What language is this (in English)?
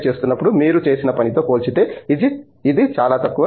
Telugu